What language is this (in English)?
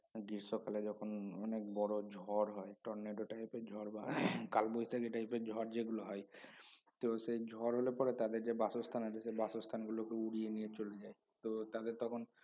Bangla